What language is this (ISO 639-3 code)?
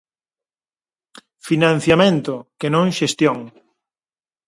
glg